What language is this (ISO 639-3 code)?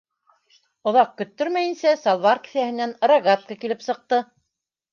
bak